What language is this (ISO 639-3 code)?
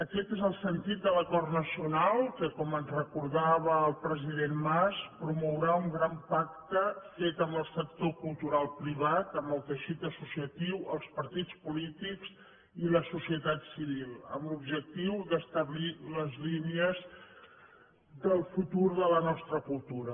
cat